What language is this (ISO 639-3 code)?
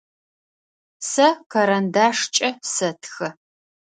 ady